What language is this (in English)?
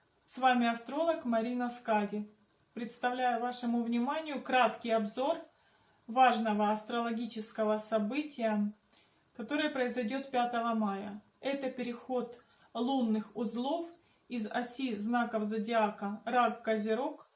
Russian